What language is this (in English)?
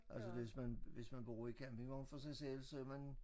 Danish